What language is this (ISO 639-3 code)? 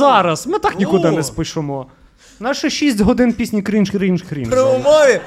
ukr